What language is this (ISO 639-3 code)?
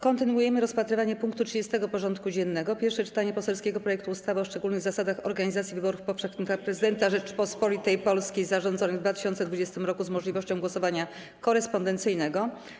pol